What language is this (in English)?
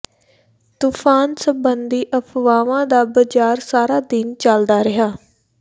Punjabi